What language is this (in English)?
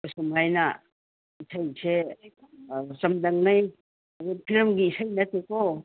Manipuri